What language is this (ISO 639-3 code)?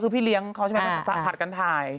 tha